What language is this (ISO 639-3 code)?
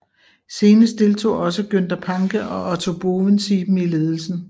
dan